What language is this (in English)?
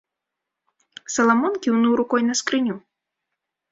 Belarusian